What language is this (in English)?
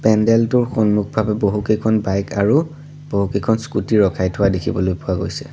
Assamese